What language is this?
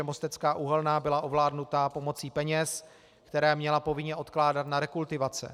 Czech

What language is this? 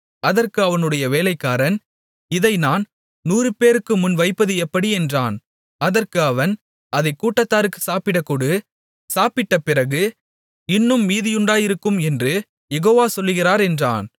Tamil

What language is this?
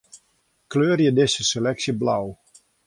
Western Frisian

